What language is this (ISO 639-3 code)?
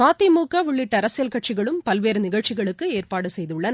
tam